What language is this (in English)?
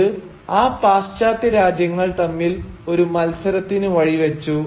Malayalam